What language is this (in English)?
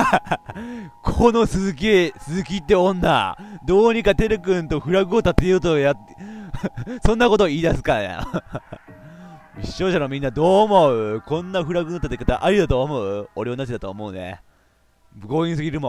Japanese